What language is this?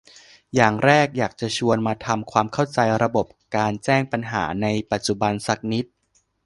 Thai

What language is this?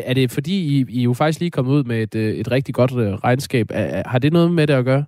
Danish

